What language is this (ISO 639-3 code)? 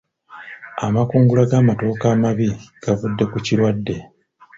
lug